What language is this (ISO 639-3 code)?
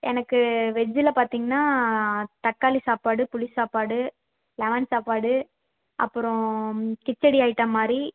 tam